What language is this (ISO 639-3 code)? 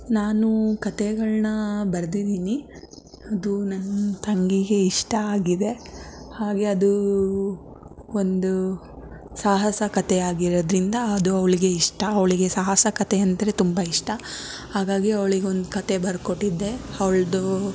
kan